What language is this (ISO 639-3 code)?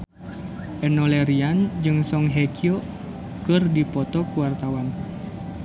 sun